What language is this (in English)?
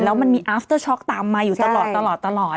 Thai